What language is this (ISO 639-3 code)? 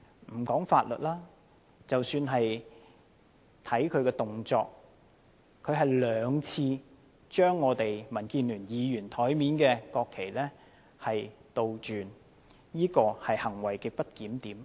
yue